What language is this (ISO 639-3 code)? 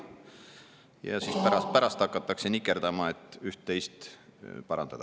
est